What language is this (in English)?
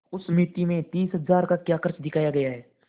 Hindi